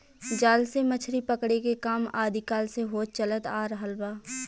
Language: Bhojpuri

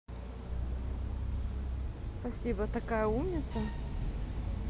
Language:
Russian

